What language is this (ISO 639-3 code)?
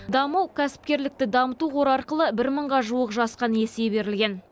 kaz